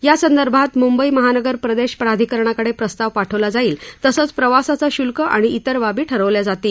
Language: Marathi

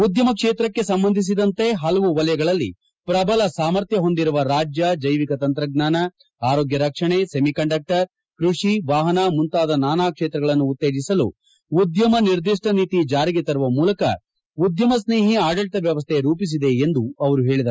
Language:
Kannada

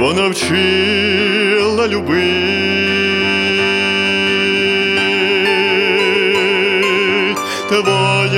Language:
Russian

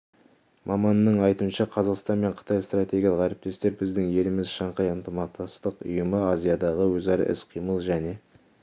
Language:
Kazakh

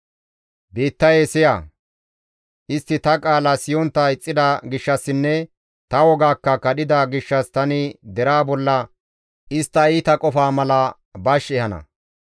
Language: Gamo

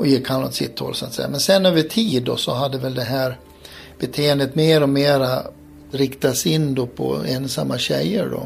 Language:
Swedish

